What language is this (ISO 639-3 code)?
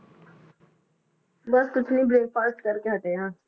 pan